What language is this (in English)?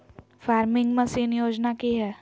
Magahi